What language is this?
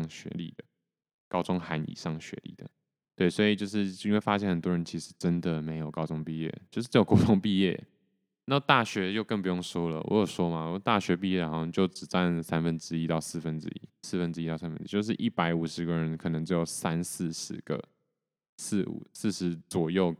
Chinese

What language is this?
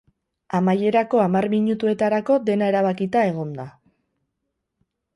Basque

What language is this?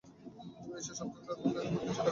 Bangla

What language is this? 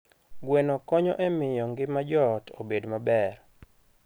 Luo (Kenya and Tanzania)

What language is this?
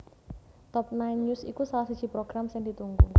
Javanese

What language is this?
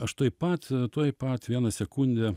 Lithuanian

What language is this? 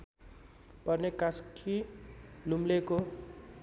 Nepali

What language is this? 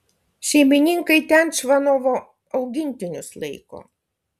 Lithuanian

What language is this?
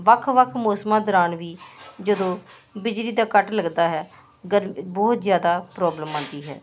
Punjabi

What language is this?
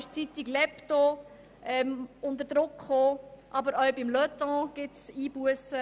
Swiss German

